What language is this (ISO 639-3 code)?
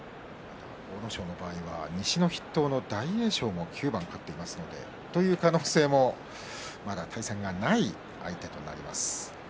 jpn